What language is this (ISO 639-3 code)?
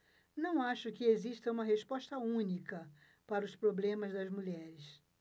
por